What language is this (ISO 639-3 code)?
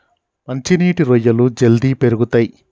tel